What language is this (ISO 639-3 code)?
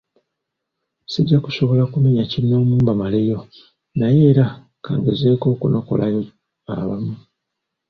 lug